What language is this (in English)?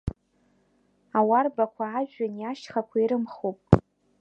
Abkhazian